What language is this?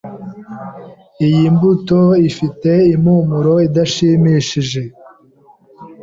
Kinyarwanda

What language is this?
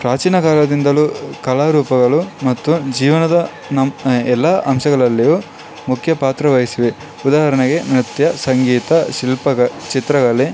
Kannada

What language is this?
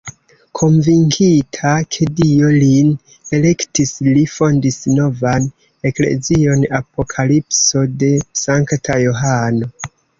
Esperanto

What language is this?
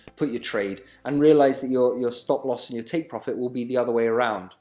English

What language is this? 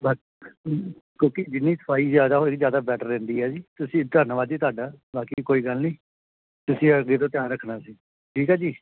Punjabi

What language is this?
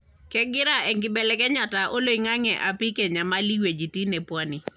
Masai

